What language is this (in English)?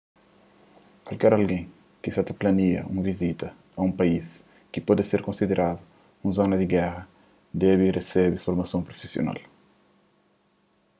Kabuverdianu